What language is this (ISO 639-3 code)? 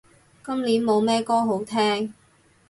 yue